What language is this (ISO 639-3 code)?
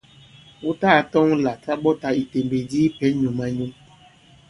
abb